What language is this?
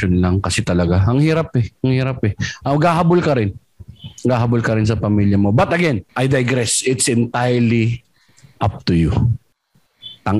Filipino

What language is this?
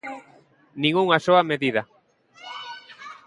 Galician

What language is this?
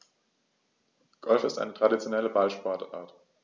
German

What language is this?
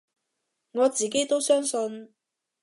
Cantonese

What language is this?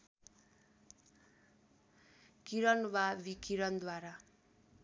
Nepali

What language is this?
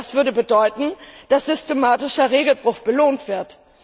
German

